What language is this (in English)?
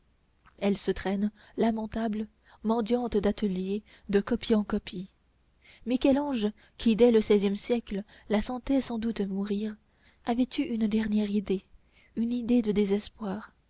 French